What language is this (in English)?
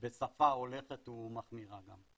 Hebrew